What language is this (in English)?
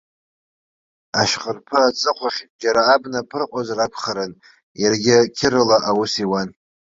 Abkhazian